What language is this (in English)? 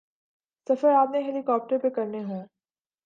Urdu